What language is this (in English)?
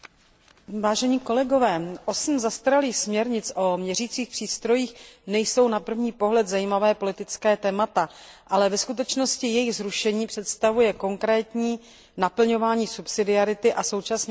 Czech